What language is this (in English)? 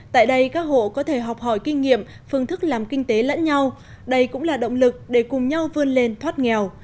Vietnamese